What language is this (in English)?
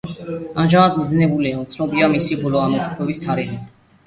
Georgian